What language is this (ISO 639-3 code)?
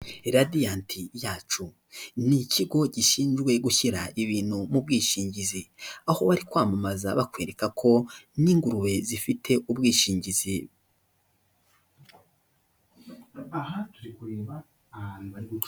kin